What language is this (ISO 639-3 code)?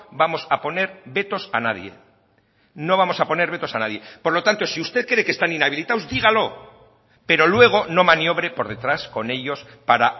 spa